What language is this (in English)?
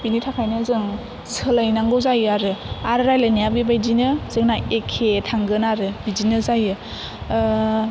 Bodo